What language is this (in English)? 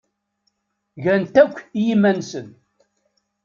Kabyle